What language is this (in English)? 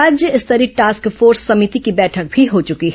Hindi